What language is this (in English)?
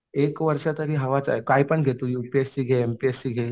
Marathi